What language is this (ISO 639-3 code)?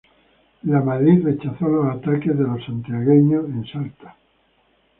spa